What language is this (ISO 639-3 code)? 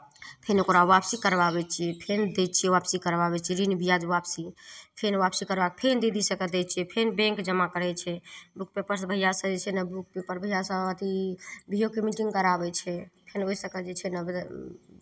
mai